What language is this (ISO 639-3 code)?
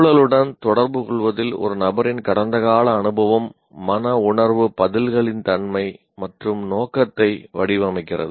tam